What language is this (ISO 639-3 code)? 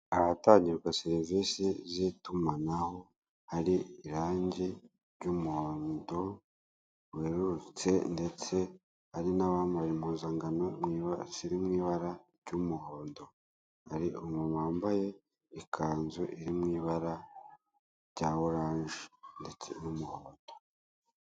kin